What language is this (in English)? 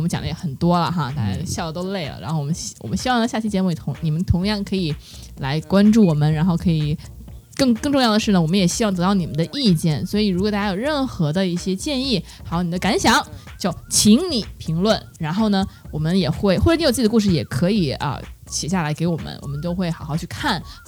Chinese